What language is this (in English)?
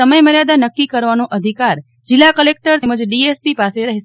Gujarati